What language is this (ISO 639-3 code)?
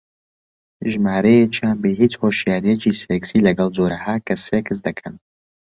ckb